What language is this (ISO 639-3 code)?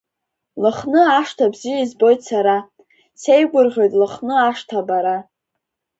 abk